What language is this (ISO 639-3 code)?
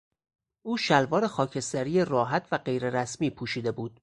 fas